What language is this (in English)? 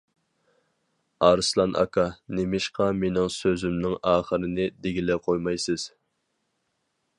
Uyghur